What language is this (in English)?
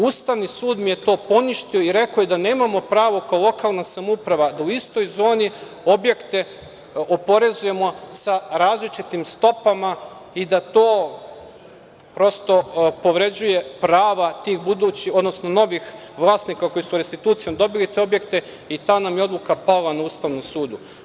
Serbian